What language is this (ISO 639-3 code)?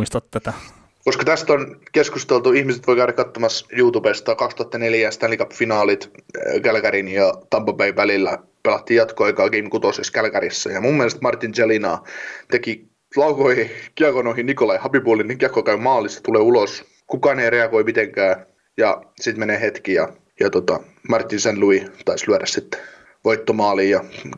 fin